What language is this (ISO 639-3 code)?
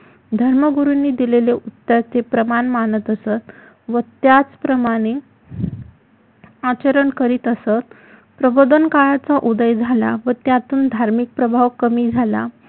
mar